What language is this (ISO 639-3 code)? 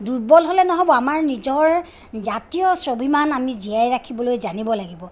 asm